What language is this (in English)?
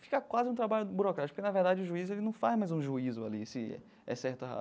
Portuguese